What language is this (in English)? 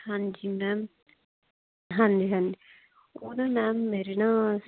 Punjabi